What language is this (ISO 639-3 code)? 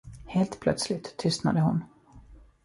swe